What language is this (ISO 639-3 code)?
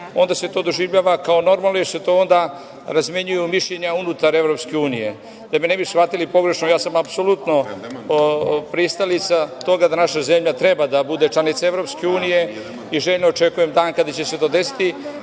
srp